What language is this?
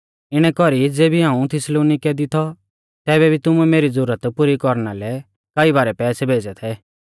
Mahasu Pahari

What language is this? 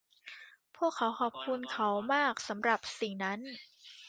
Thai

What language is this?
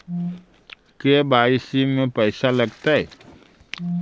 Magahi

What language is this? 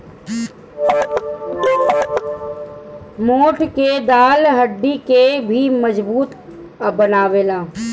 Bhojpuri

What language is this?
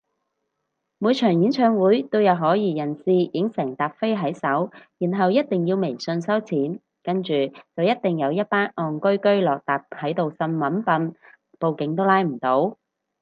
Cantonese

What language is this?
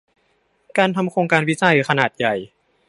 Thai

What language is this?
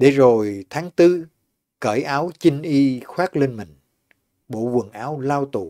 Vietnamese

